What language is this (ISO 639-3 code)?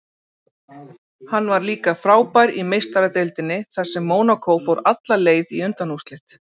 isl